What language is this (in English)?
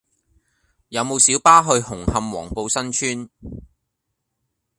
Cantonese